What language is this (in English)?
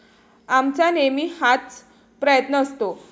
Marathi